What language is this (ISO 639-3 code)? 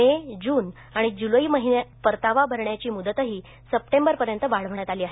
mar